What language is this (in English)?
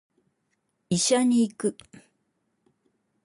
Japanese